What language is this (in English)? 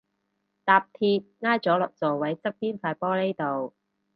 Cantonese